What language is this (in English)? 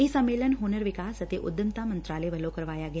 Punjabi